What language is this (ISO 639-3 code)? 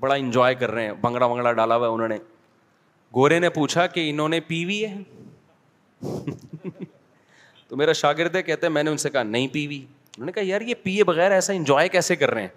urd